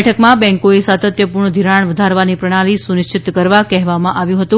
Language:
Gujarati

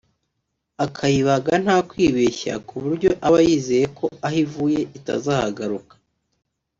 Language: Kinyarwanda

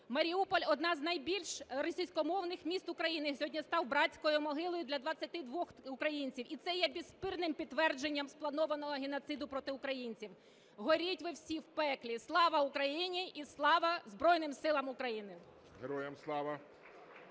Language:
Ukrainian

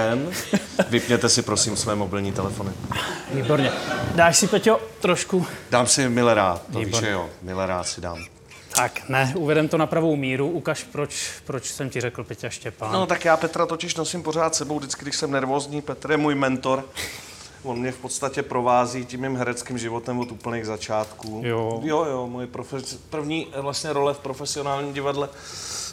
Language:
Czech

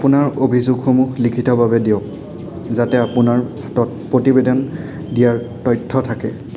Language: Assamese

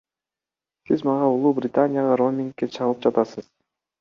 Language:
Kyrgyz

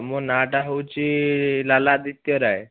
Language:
Odia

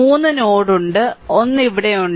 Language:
Malayalam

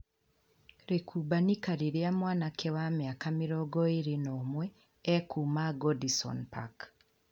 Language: Kikuyu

